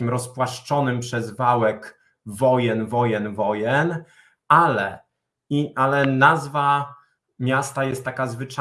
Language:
Polish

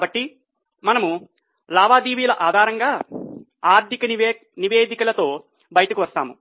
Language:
Telugu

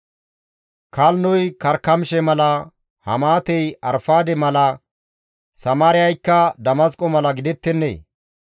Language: Gamo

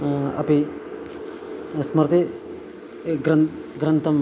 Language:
Sanskrit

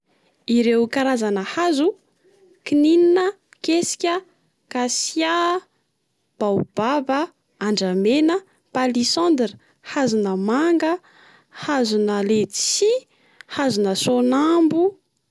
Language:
Malagasy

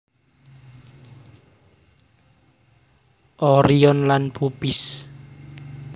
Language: Javanese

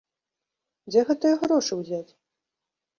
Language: Belarusian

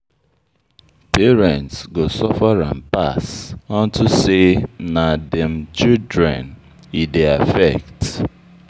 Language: Nigerian Pidgin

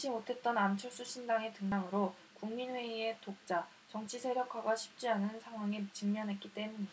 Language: Korean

